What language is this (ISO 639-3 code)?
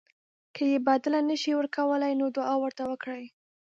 pus